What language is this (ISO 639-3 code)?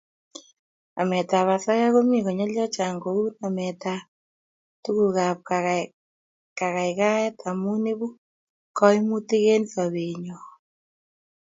kln